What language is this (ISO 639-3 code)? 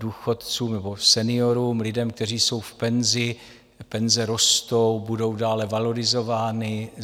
ces